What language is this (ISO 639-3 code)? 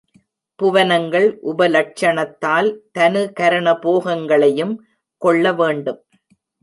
tam